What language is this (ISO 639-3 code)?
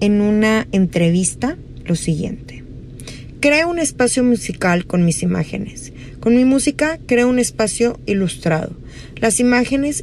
spa